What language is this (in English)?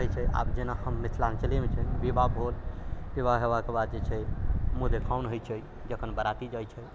Maithili